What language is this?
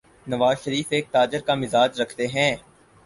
Urdu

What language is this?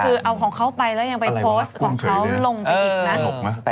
Thai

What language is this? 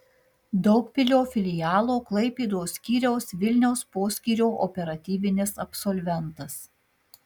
Lithuanian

